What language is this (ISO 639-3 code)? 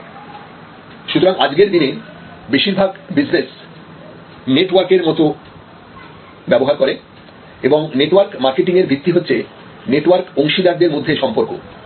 ben